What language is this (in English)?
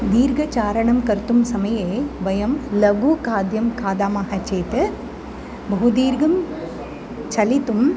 Sanskrit